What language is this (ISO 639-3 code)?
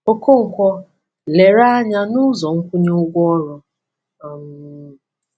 ibo